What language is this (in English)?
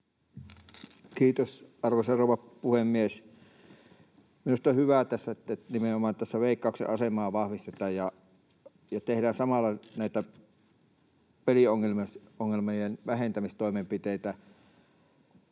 Finnish